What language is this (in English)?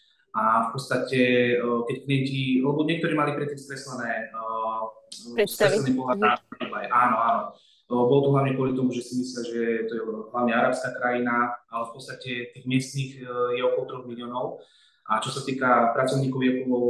Slovak